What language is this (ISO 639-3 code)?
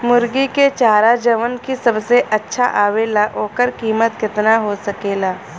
bho